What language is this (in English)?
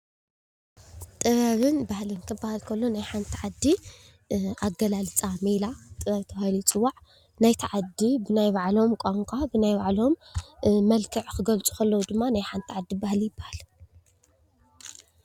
Tigrinya